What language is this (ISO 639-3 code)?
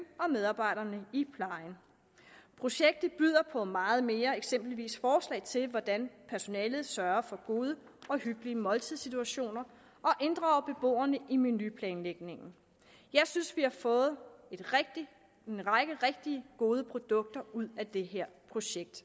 dan